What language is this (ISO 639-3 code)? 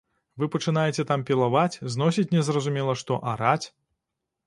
bel